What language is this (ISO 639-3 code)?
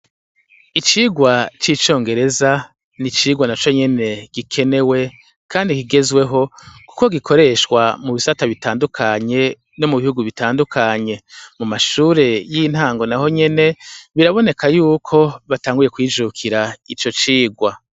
run